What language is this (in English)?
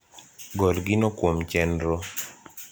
Luo (Kenya and Tanzania)